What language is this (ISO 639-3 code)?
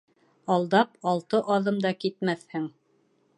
bak